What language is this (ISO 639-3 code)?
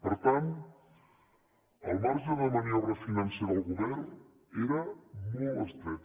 cat